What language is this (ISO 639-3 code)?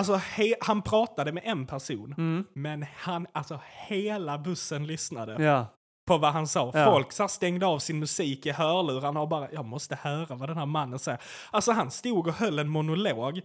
swe